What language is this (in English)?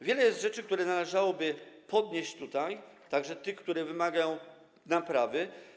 Polish